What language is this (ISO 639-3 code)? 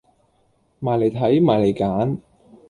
yue